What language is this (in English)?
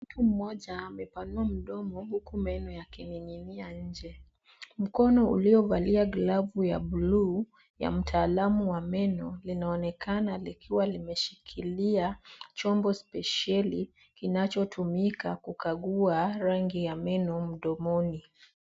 Swahili